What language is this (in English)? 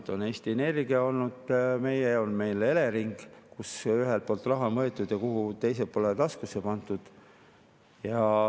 Estonian